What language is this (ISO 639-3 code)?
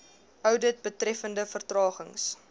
afr